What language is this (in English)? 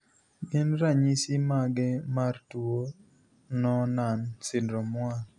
Luo (Kenya and Tanzania)